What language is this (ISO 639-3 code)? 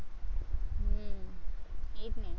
guj